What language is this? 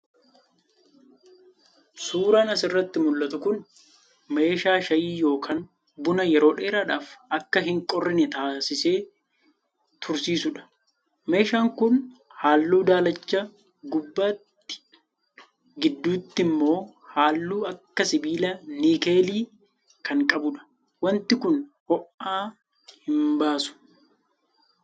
Oromo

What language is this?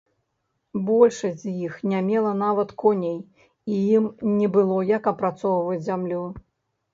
Belarusian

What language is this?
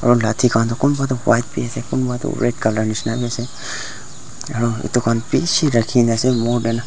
Naga Pidgin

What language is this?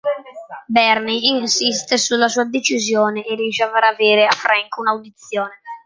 Italian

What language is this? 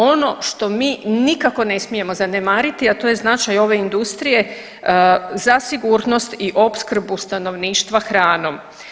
Croatian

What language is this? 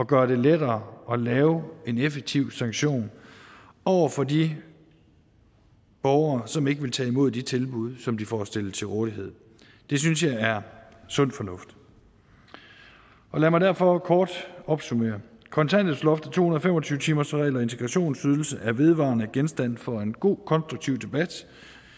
Danish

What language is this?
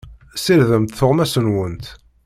Kabyle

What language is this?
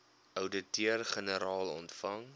Afrikaans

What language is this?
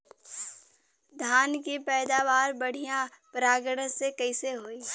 Bhojpuri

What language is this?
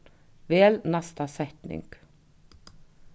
Faroese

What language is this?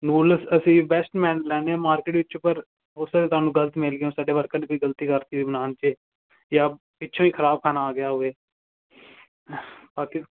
Punjabi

